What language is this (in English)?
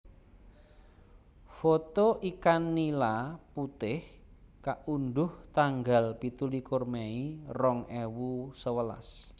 Javanese